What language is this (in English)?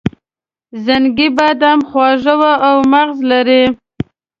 Pashto